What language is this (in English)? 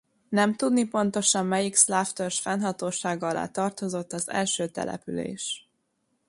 Hungarian